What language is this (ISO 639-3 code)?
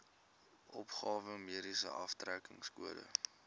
afr